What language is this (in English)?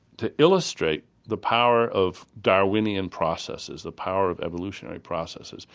English